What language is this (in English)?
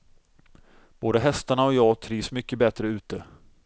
Swedish